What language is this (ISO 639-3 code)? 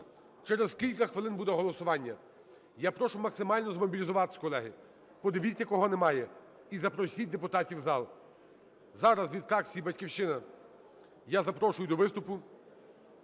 ukr